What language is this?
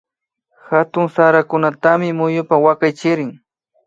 Imbabura Highland Quichua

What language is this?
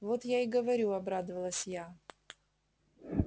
Russian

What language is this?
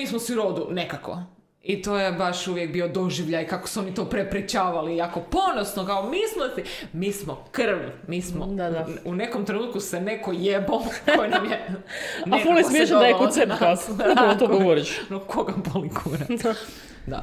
Croatian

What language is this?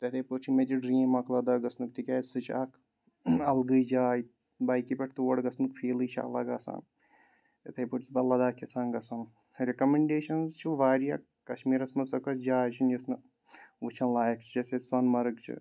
Kashmiri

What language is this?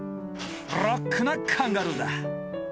Japanese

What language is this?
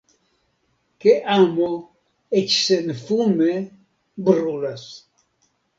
Esperanto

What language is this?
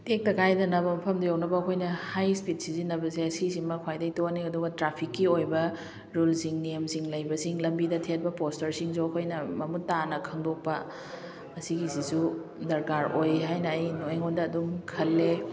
Manipuri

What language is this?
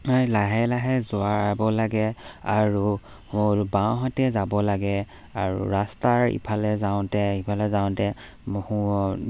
Assamese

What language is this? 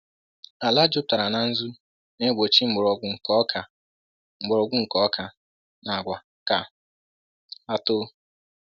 Igbo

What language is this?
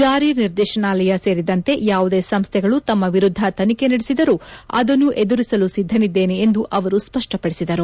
Kannada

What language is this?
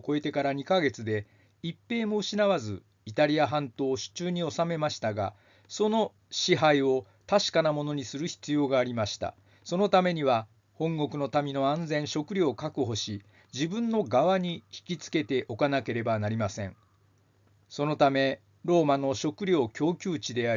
Japanese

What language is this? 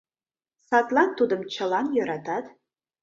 Mari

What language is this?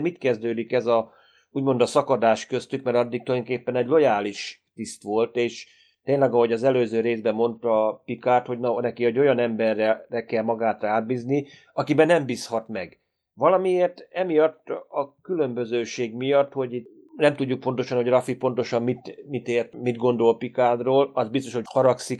Hungarian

